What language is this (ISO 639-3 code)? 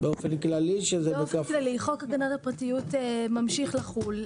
heb